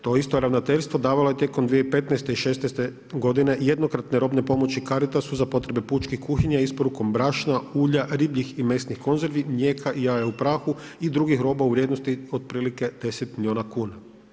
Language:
Croatian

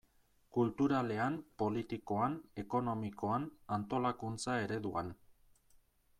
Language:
Basque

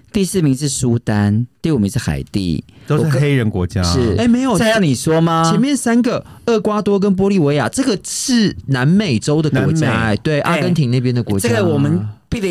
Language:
Chinese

